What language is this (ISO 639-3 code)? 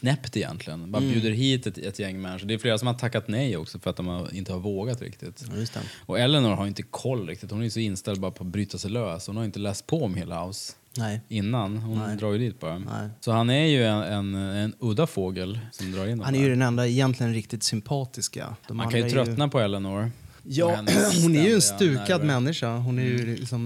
swe